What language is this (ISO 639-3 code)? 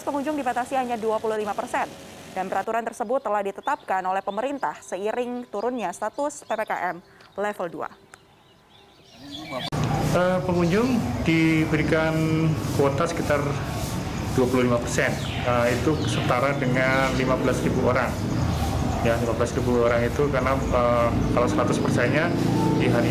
ind